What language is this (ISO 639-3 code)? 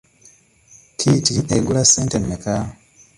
lug